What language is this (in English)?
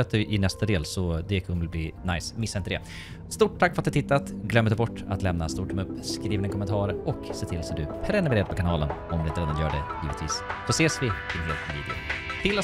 Swedish